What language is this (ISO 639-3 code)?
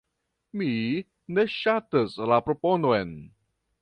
epo